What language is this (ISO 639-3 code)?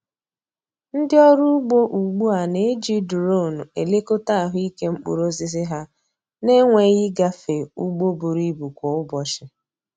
ibo